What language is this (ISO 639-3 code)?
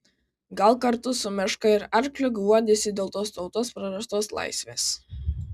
lit